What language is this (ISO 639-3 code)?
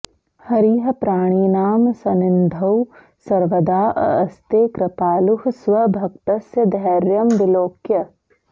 san